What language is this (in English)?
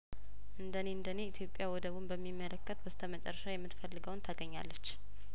Amharic